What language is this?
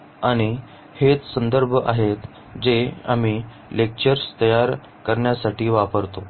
Marathi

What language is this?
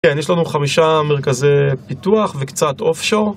Hebrew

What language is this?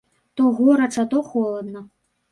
Belarusian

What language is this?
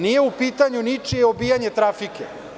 Serbian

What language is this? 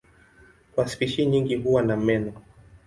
Swahili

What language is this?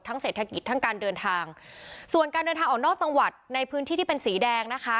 Thai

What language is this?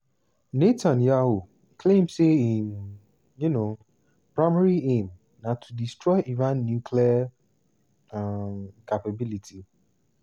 Nigerian Pidgin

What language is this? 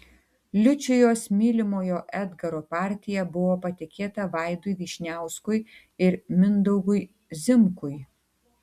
Lithuanian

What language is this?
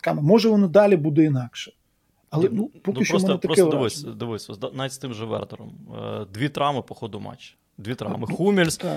Ukrainian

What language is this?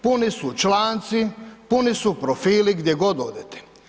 Croatian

